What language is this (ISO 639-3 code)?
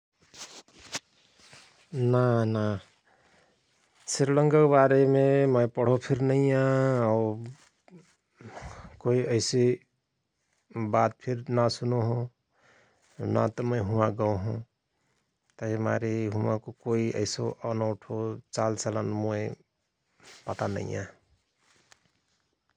thr